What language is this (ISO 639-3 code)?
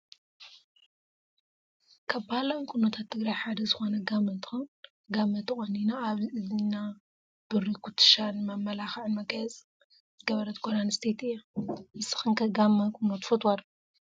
tir